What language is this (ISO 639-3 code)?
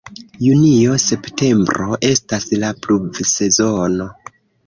epo